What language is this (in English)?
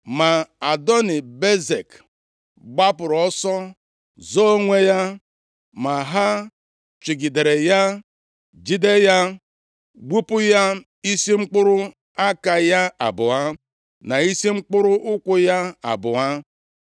Igbo